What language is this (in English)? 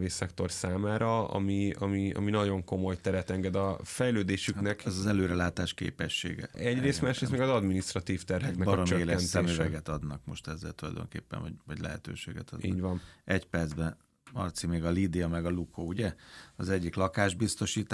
Hungarian